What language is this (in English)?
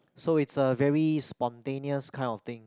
English